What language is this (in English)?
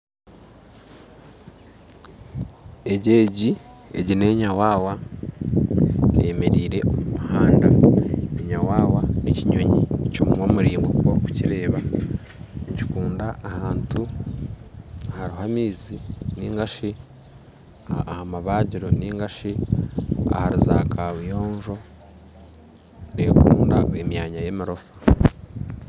Nyankole